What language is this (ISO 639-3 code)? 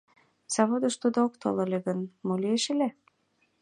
chm